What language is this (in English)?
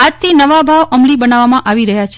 Gujarati